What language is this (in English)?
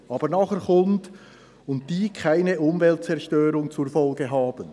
Swiss German